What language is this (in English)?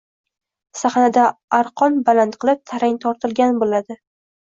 Uzbek